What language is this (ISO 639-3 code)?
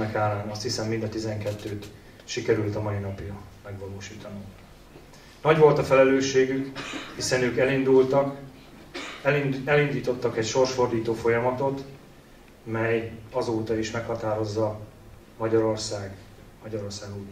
hun